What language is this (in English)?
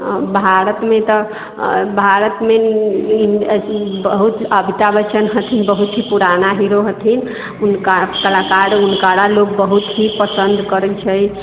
Maithili